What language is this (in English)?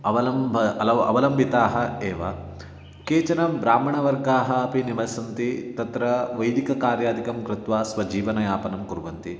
Sanskrit